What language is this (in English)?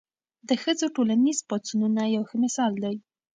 Pashto